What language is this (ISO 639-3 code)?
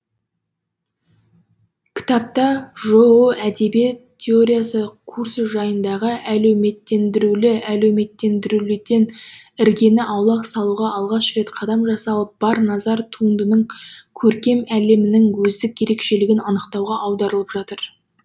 kaz